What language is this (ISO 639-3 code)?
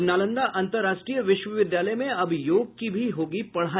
hin